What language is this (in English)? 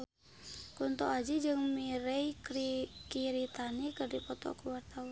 Sundanese